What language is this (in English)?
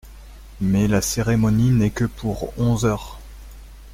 French